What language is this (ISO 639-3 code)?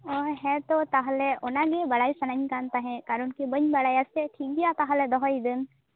sat